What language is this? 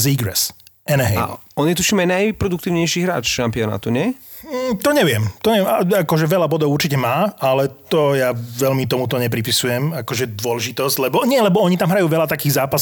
Slovak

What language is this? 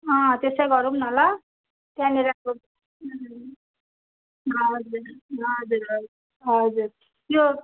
Nepali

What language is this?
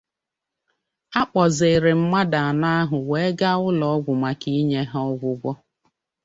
Igbo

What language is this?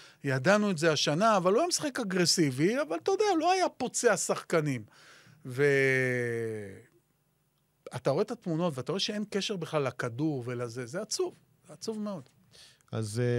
Hebrew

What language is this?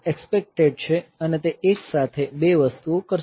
Gujarati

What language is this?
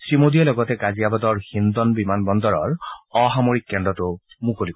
Assamese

